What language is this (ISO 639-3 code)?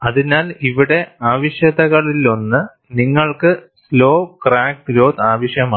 mal